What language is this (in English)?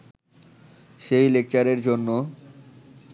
Bangla